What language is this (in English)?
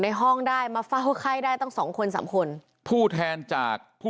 Thai